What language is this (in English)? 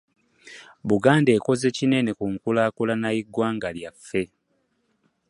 Ganda